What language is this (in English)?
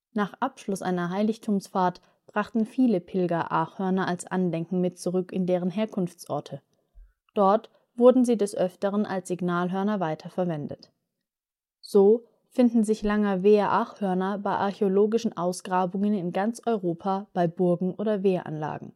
German